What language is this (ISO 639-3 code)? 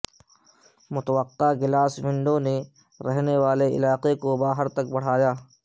urd